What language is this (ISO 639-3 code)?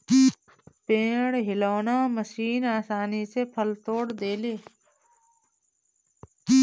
bho